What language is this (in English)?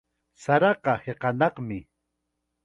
Chiquián Ancash Quechua